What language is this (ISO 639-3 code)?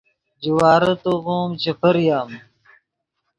ydg